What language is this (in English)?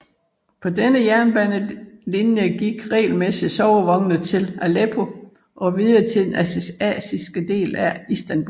Danish